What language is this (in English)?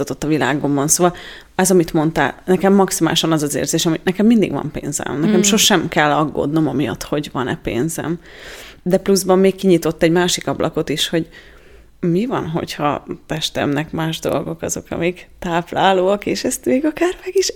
Hungarian